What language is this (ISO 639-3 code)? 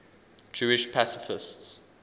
eng